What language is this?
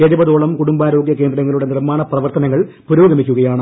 Malayalam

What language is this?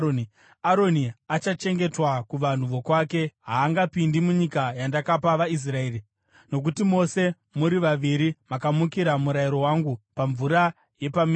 Shona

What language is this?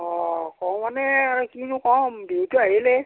Assamese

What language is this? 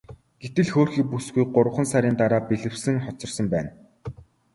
Mongolian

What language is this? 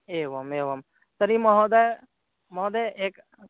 Sanskrit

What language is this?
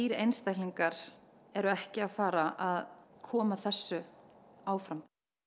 Icelandic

